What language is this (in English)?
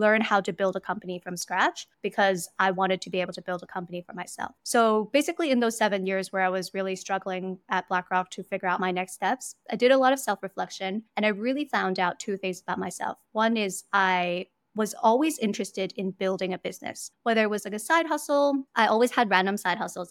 English